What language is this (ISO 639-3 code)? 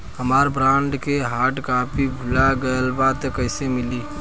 bho